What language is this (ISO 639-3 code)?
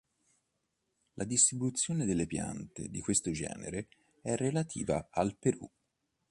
ita